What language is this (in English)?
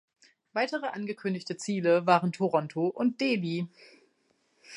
German